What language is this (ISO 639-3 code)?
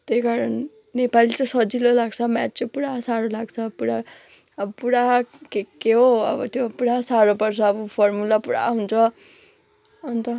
nep